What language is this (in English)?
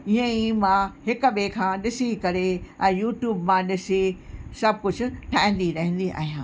Sindhi